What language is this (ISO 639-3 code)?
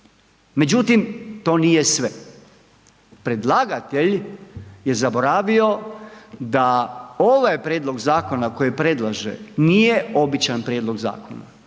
hrv